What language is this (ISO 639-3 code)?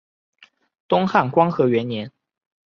zho